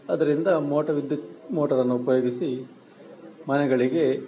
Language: Kannada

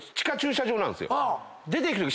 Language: Japanese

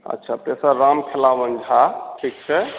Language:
Maithili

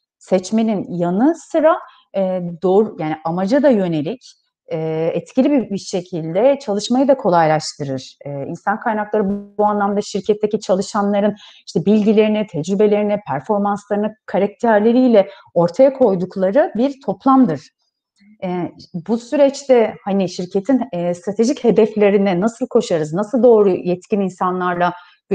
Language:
Turkish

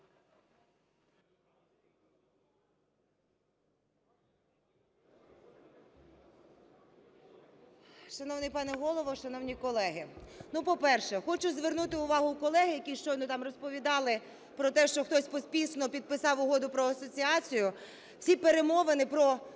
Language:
Ukrainian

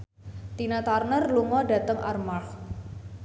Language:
Javanese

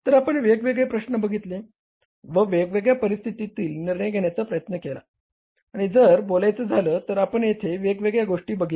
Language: Marathi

